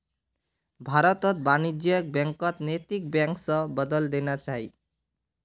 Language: Magahi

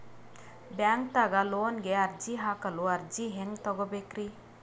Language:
Kannada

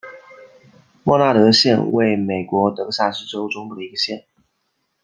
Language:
Chinese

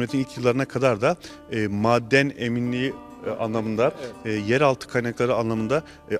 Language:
Turkish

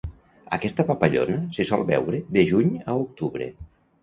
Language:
Catalan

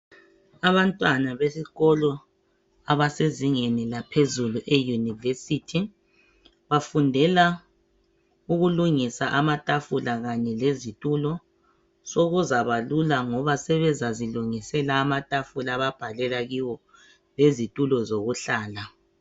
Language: North Ndebele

